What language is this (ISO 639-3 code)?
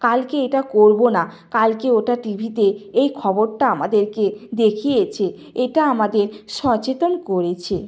ben